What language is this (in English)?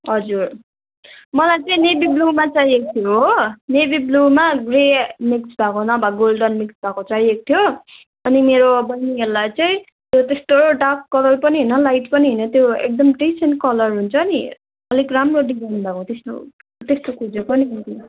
Nepali